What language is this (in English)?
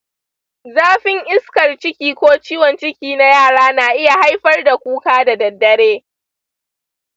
Hausa